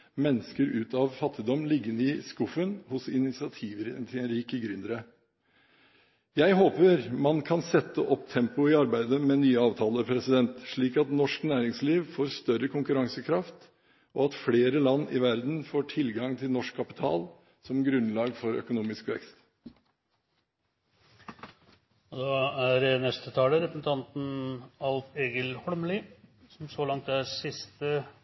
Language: Norwegian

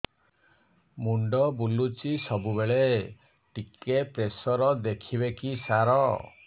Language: Odia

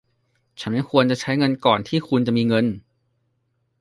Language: Thai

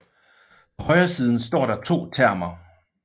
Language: Danish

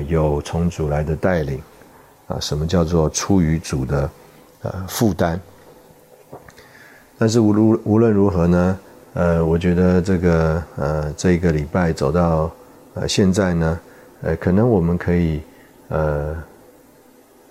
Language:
Chinese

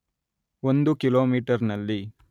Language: Kannada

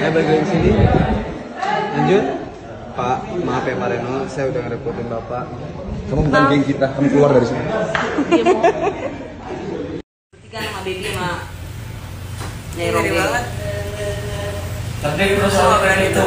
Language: Indonesian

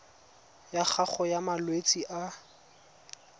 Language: Tswana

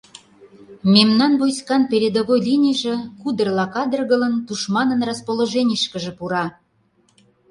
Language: Mari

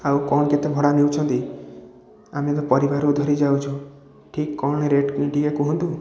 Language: Odia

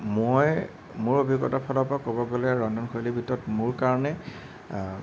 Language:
Assamese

